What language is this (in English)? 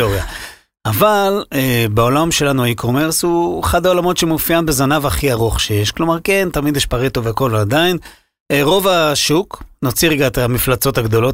Hebrew